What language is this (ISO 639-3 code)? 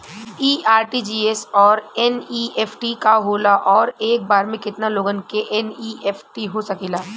bho